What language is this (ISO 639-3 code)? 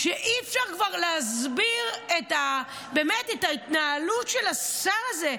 heb